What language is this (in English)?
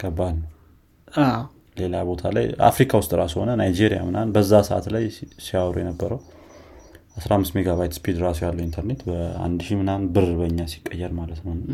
Amharic